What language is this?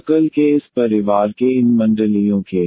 Hindi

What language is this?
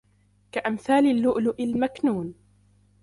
Arabic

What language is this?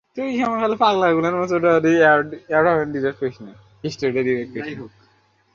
Bangla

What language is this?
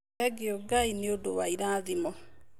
Kikuyu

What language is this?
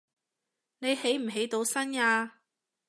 Cantonese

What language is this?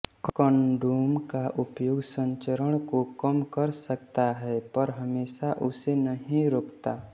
Hindi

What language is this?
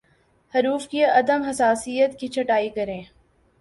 Urdu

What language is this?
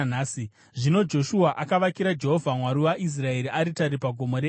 Shona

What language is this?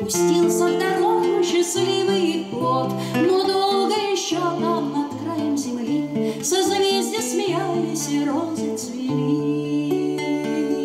Bulgarian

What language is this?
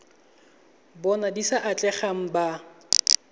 Tswana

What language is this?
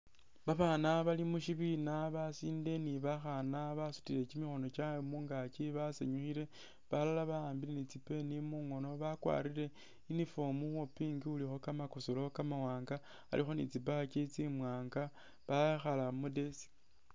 Masaaba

